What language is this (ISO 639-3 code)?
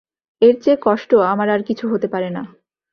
ben